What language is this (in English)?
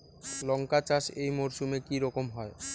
Bangla